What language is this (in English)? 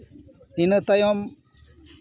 Santali